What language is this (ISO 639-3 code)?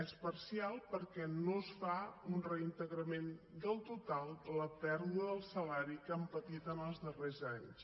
cat